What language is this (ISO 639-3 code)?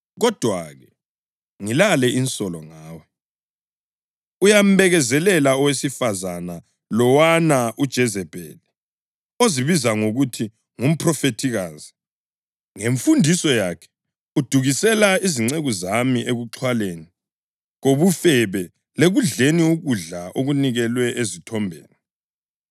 nde